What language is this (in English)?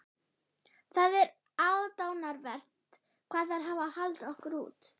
Icelandic